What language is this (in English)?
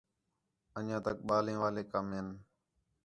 Khetrani